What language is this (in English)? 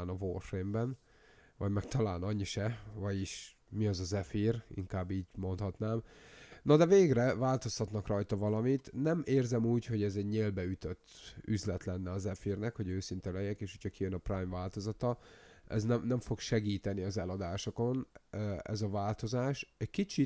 Hungarian